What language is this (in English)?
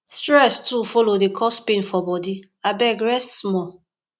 Nigerian Pidgin